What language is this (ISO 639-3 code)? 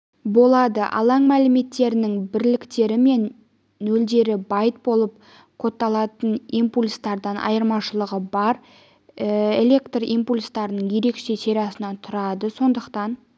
kaz